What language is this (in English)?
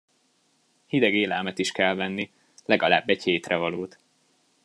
Hungarian